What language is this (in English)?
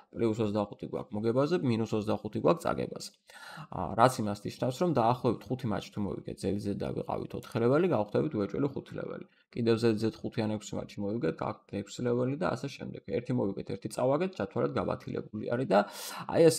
Romanian